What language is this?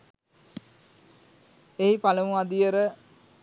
Sinhala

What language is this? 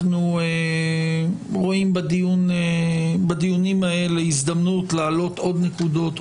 Hebrew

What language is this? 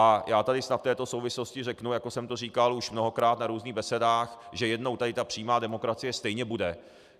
Czech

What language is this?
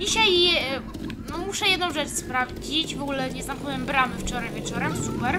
Polish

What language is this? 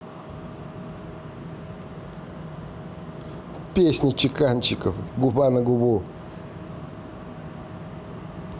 Russian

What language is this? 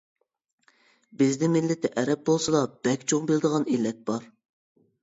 Uyghur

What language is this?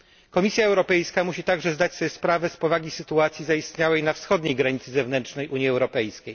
Polish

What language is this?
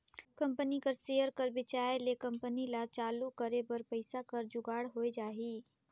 Chhattisgarhi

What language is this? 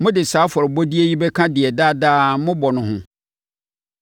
Akan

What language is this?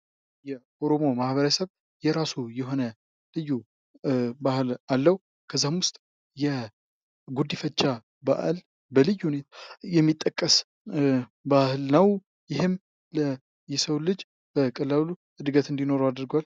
Amharic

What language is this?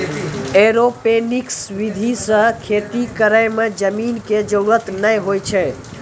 Maithili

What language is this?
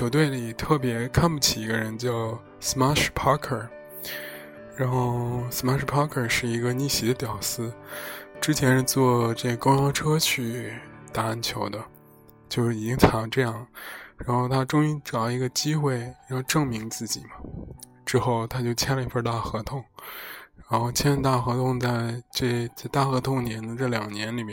Chinese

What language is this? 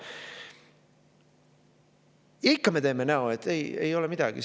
Estonian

